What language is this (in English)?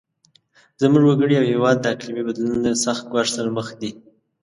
Pashto